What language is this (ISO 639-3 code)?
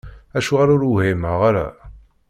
kab